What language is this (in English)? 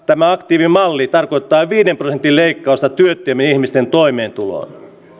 Finnish